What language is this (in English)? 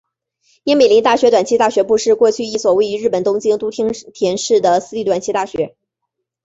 Chinese